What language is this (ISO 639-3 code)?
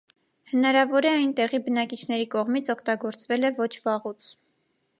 hye